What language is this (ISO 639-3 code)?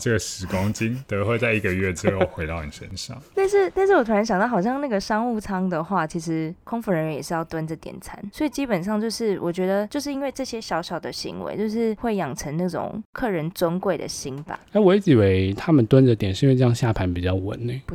zho